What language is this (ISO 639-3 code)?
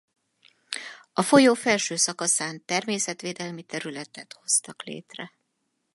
hun